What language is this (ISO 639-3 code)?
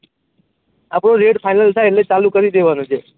guj